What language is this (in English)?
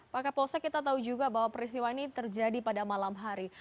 Indonesian